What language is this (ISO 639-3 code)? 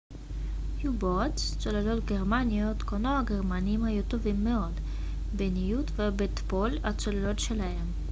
heb